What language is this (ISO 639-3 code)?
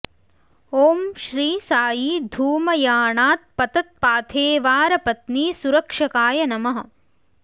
san